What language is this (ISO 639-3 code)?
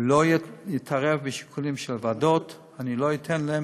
heb